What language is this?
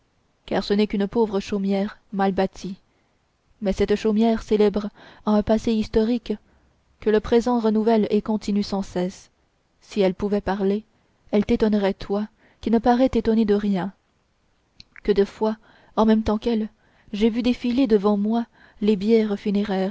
French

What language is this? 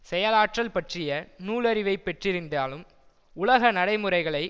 Tamil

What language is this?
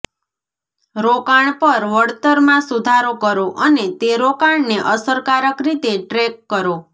Gujarati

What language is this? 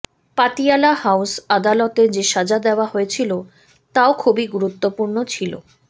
Bangla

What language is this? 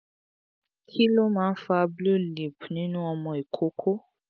Yoruba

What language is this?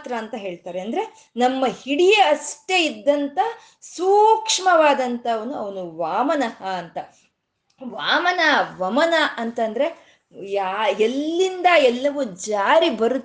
Kannada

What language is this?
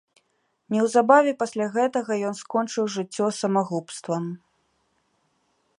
Belarusian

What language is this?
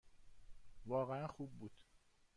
Persian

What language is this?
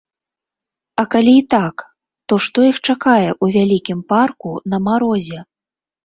Belarusian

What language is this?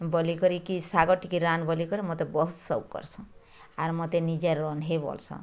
Odia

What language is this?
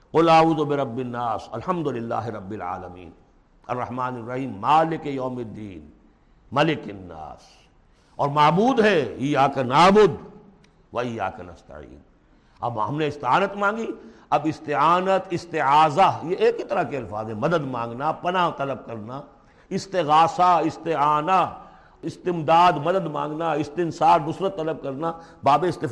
Urdu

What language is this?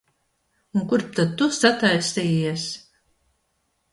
Latvian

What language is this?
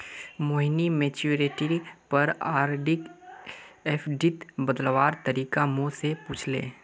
Magahi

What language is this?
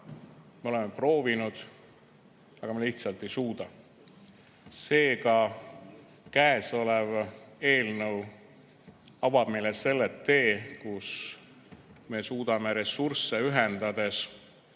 Estonian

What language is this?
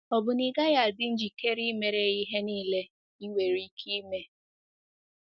Igbo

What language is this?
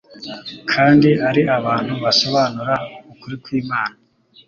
Kinyarwanda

